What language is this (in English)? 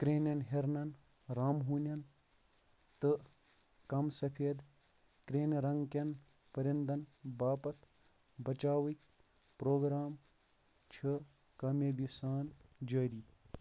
Kashmiri